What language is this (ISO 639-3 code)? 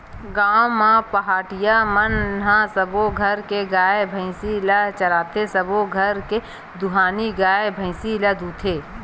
hne